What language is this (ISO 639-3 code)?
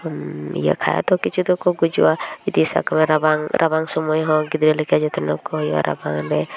sat